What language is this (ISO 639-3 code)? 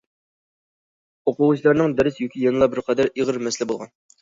uig